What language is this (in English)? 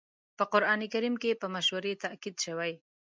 Pashto